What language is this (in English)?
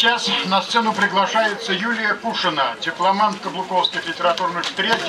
Russian